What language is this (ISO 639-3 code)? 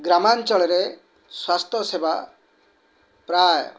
ori